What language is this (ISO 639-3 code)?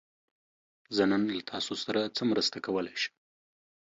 pus